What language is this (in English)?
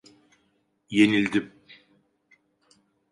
Turkish